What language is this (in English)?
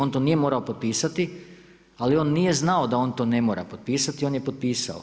Croatian